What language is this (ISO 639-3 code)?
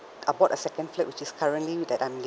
eng